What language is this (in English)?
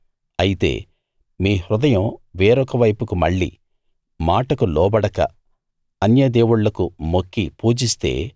Telugu